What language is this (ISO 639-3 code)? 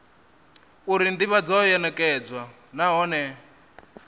ven